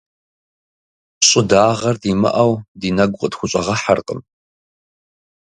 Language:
Kabardian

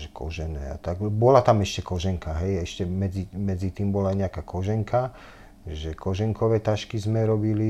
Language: Slovak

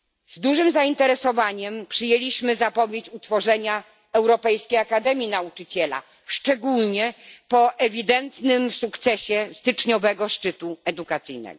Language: Polish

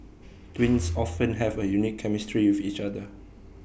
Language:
English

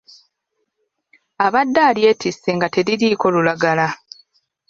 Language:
Ganda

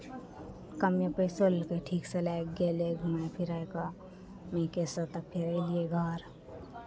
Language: Maithili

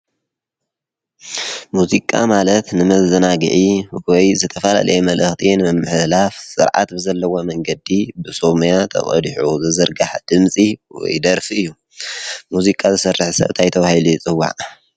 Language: Tigrinya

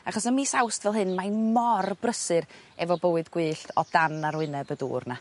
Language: Welsh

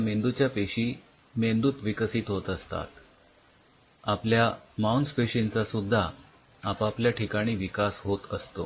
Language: Marathi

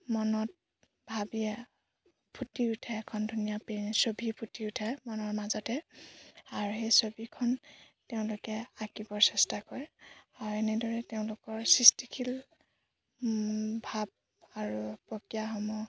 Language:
Assamese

